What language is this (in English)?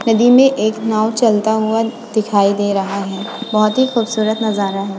Hindi